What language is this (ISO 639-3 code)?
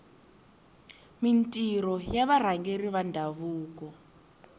tso